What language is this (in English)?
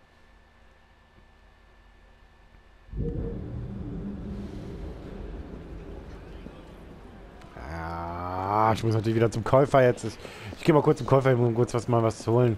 German